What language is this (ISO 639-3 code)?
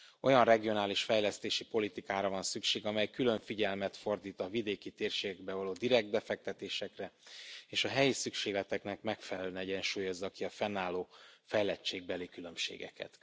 hun